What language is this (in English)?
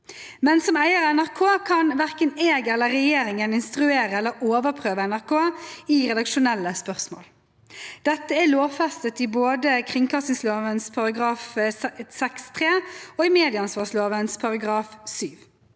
Norwegian